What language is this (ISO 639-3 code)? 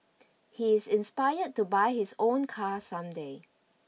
eng